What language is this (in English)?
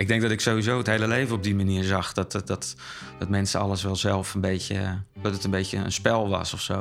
Dutch